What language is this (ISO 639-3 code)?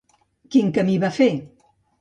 cat